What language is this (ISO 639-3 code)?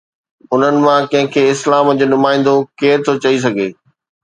snd